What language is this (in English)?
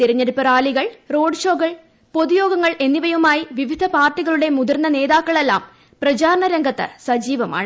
Malayalam